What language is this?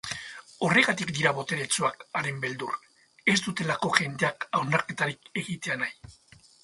Basque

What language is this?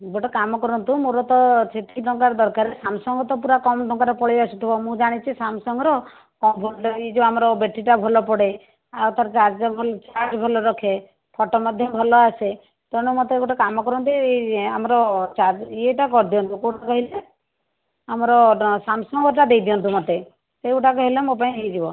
Odia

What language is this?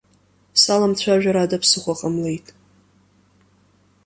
Abkhazian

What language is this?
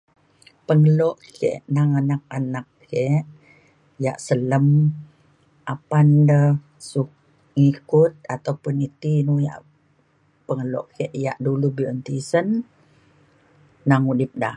Mainstream Kenyah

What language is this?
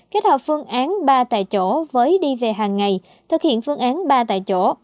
Vietnamese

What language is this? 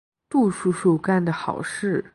Chinese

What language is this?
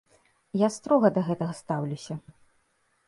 Belarusian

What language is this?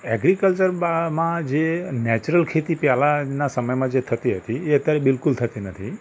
Gujarati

